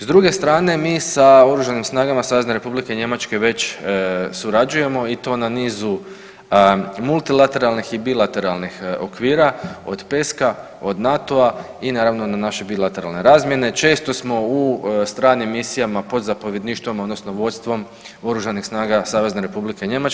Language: Croatian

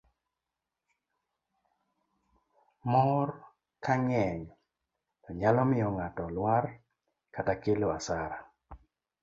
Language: Luo (Kenya and Tanzania)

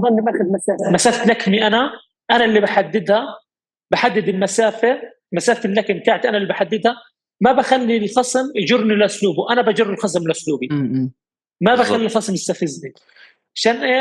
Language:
Arabic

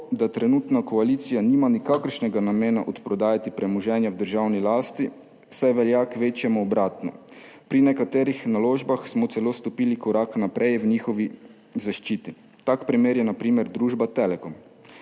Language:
Slovenian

